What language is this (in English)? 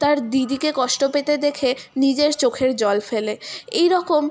Bangla